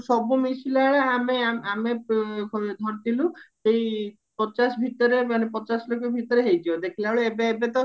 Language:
Odia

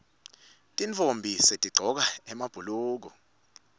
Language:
Swati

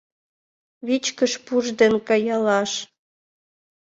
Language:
Mari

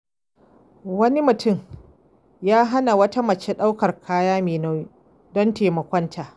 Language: Hausa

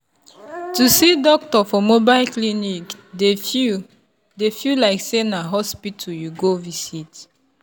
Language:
Nigerian Pidgin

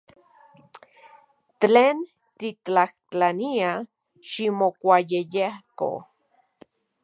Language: Central Puebla Nahuatl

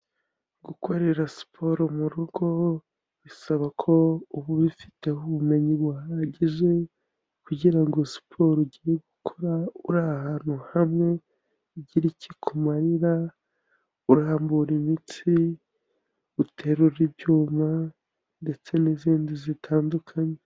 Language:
Kinyarwanda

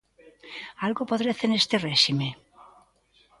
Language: Galician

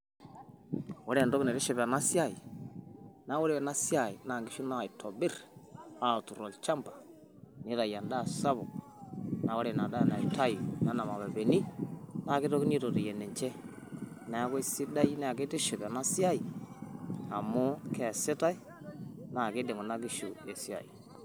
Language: Masai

